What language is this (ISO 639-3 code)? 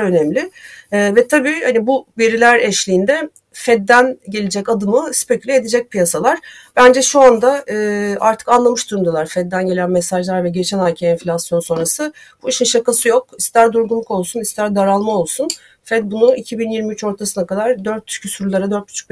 tur